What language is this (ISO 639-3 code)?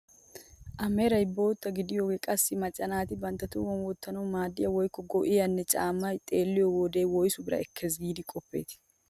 wal